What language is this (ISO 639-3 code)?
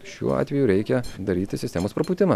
lit